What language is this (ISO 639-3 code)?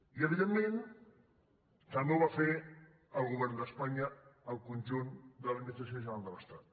cat